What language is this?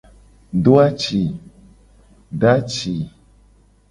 Gen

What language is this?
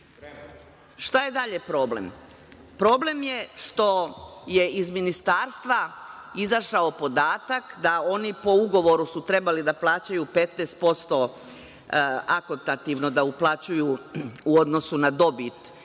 Serbian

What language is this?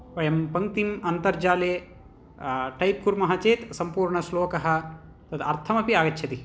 Sanskrit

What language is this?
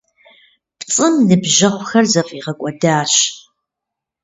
Kabardian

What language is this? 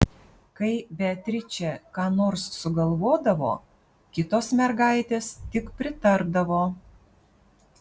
Lithuanian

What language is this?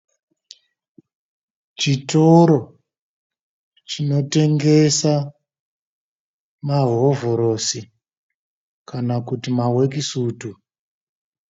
Shona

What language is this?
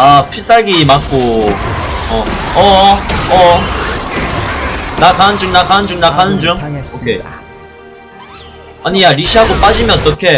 Korean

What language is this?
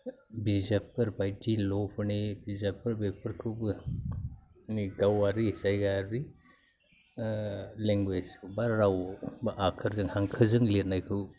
Bodo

